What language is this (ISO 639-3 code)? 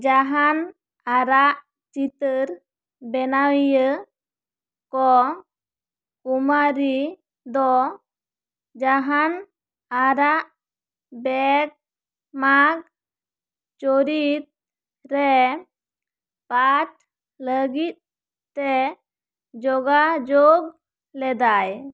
sat